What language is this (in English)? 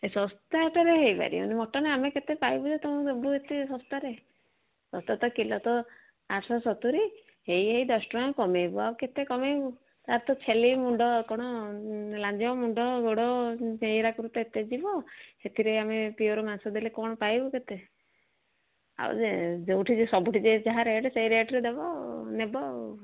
Odia